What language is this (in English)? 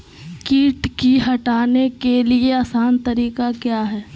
Magahi